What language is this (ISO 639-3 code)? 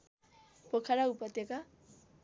nep